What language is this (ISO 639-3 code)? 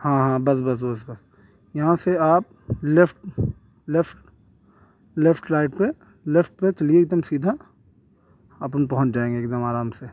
urd